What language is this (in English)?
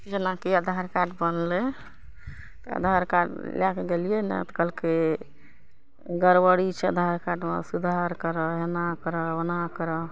Maithili